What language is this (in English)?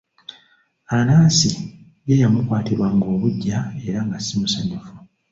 Ganda